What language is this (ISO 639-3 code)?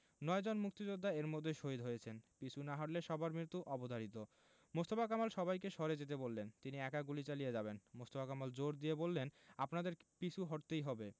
ben